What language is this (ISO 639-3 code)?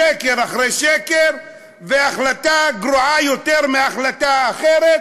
heb